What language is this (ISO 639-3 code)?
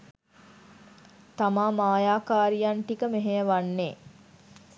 sin